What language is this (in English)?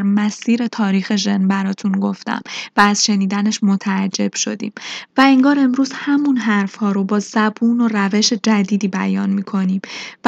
Persian